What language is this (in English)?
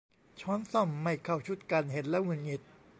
Thai